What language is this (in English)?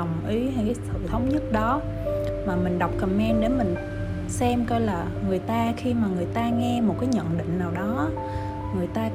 Vietnamese